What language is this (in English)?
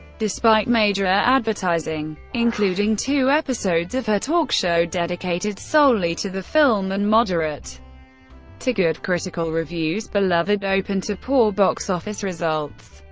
English